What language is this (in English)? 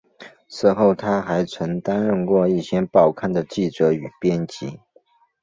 Chinese